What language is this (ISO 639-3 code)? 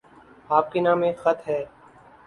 urd